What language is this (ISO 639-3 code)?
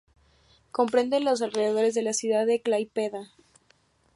spa